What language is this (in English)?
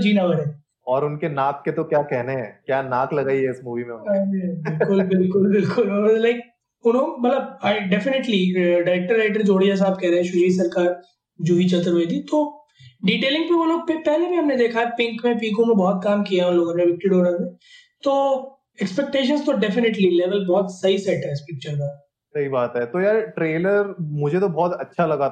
Hindi